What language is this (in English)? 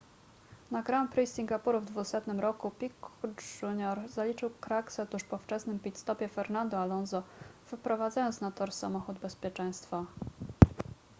Polish